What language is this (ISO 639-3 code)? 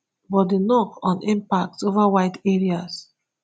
pcm